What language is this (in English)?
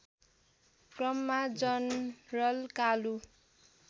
Nepali